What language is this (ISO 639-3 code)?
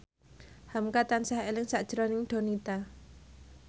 jav